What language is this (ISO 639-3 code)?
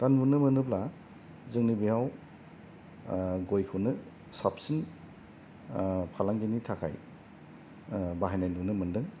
brx